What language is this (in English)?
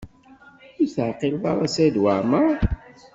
Kabyle